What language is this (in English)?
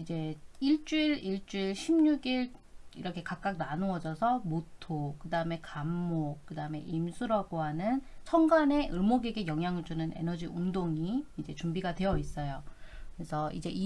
Korean